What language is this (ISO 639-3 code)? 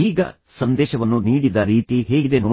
kan